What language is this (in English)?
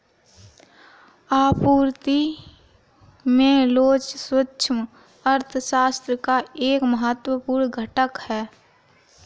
Hindi